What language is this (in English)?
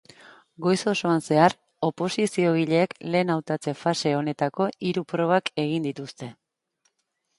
Basque